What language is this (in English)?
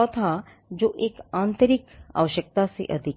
Hindi